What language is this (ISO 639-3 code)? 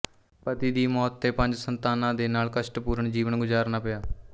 pan